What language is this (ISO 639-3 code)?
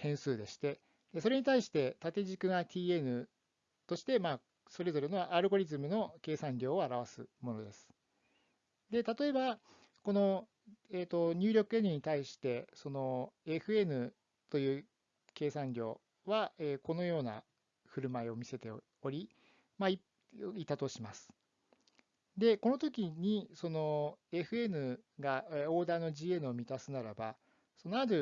jpn